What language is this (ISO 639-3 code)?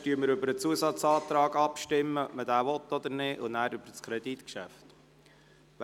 gsw